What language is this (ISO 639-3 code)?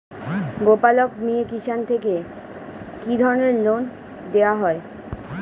ben